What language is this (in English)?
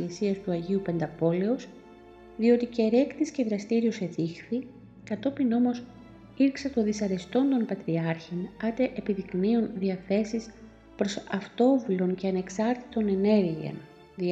Greek